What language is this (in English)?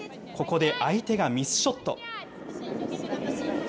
Japanese